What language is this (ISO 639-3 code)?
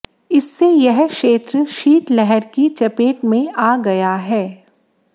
hin